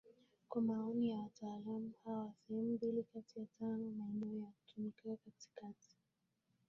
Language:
Swahili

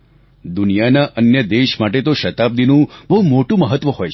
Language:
Gujarati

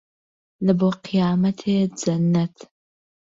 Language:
Central Kurdish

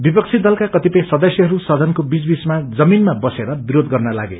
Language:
Nepali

